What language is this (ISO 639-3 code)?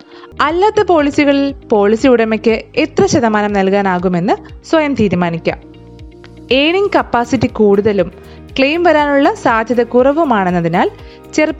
mal